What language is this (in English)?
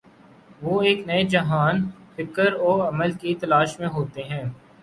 Urdu